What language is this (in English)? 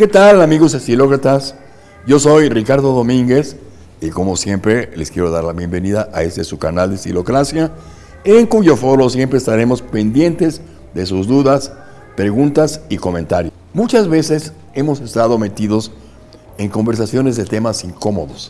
Spanish